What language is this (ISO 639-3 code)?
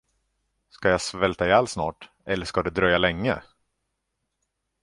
swe